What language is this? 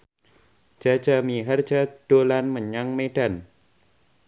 Javanese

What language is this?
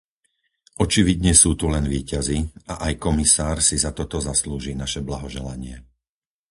Slovak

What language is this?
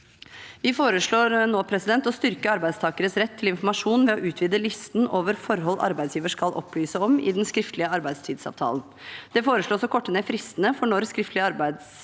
Norwegian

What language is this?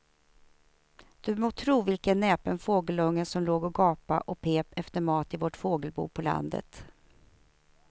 Swedish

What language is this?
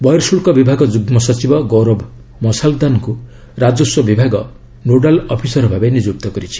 Odia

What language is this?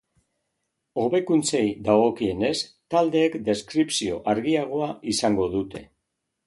Basque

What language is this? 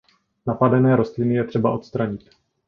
Czech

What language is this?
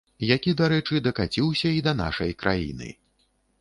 Belarusian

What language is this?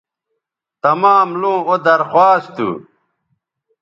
Bateri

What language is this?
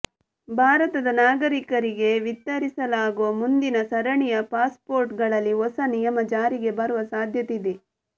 Kannada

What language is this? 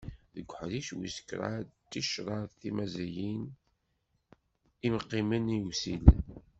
Kabyle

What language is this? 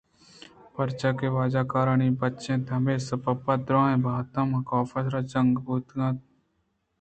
Eastern Balochi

